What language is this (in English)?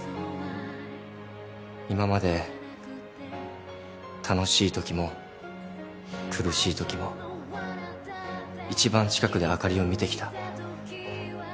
Japanese